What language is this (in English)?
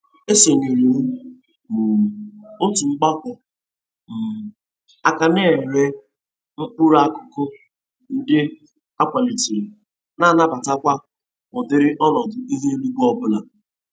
Igbo